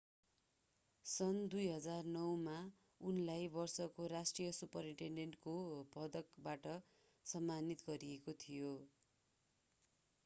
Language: Nepali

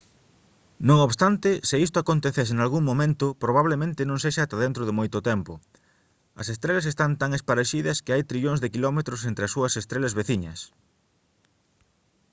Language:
Galician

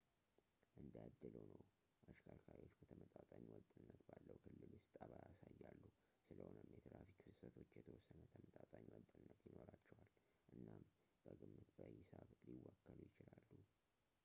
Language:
Amharic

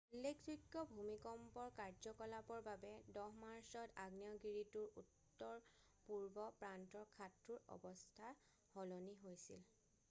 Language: Assamese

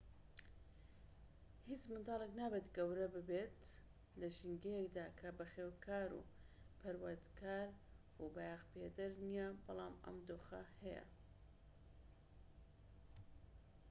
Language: Central Kurdish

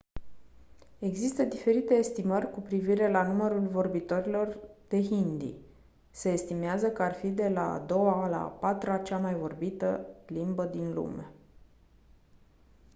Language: Romanian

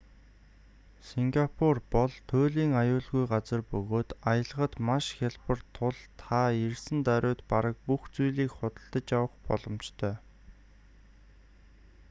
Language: Mongolian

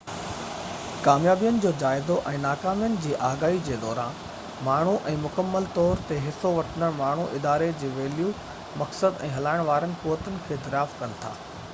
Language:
Sindhi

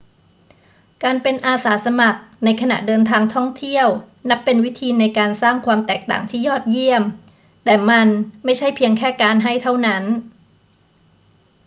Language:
Thai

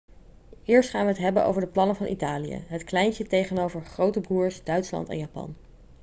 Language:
Dutch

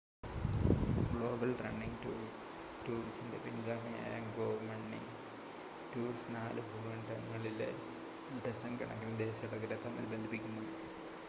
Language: Malayalam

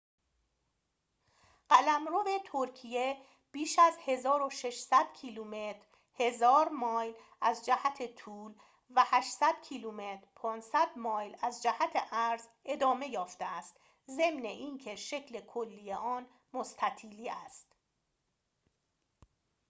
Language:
Persian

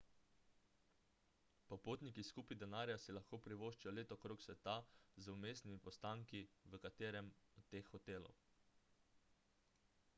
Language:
Slovenian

